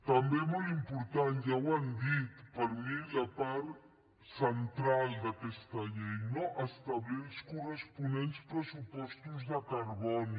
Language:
Catalan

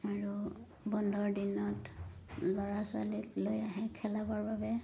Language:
Assamese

